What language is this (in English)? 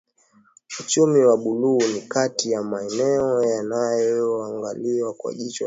Swahili